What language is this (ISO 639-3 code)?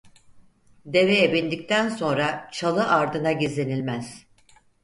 tur